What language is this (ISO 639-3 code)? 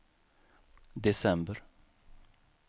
swe